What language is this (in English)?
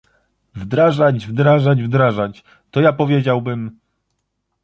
Polish